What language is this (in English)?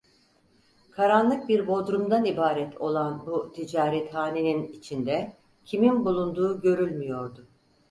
Turkish